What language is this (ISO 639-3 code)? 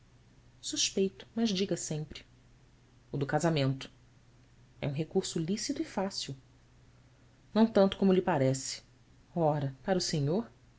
por